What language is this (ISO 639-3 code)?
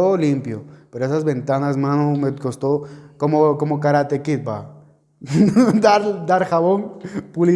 spa